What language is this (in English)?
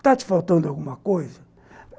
Portuguese